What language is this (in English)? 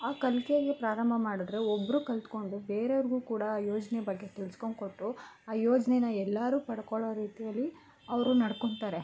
Kannada